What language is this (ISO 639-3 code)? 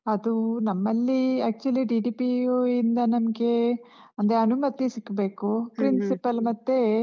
kan